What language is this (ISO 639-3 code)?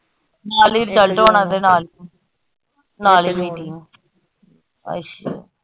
pan